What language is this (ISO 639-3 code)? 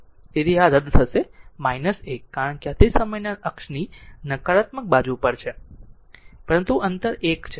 guj